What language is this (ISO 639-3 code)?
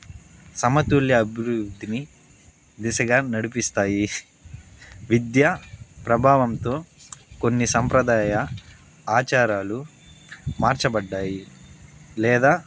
tel